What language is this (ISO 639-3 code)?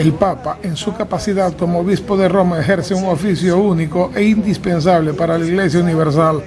spa